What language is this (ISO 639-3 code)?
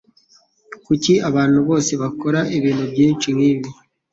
kin